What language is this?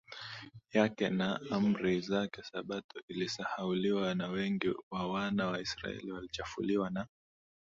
Swahili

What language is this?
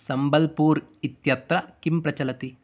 Sanskrit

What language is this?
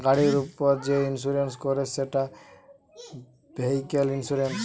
Bangla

